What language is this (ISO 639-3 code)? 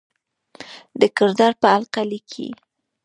pus